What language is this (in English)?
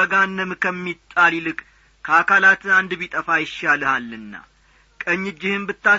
Amharic